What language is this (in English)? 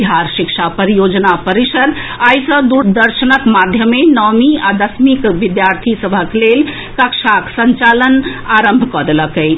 Maithili